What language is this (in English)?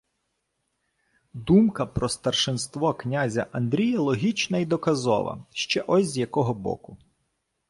Ukrainian